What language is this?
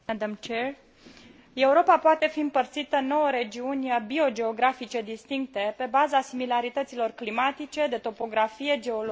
Romanian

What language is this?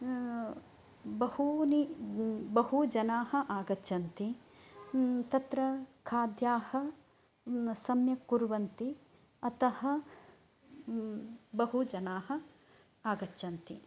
Sanskrit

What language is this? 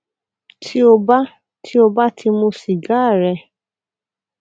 Yoruba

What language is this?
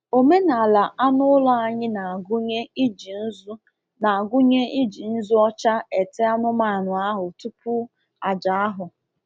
Igbo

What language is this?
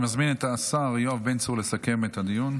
Hebrew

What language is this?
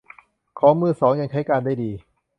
Thai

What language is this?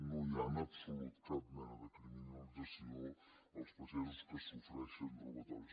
Catalan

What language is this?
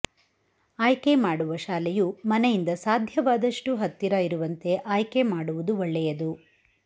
Kannada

